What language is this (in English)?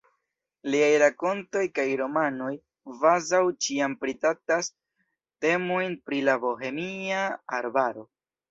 Esperanto